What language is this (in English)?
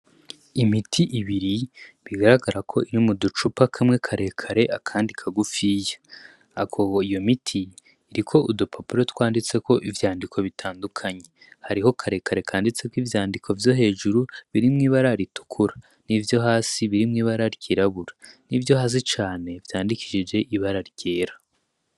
Rundi